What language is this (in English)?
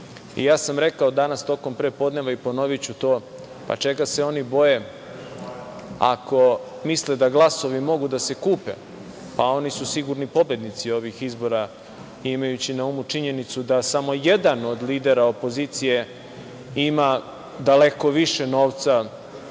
Serbian